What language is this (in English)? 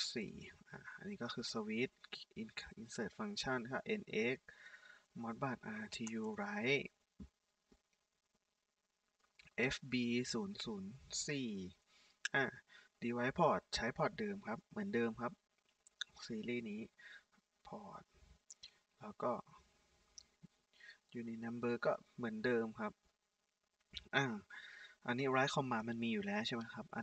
Thai